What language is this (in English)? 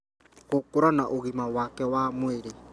Kikuyu